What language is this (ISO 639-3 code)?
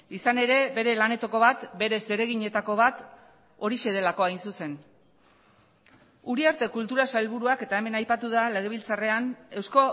eus